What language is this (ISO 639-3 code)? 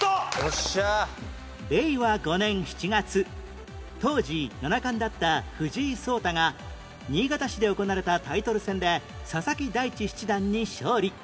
jpn